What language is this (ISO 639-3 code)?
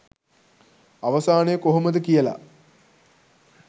sin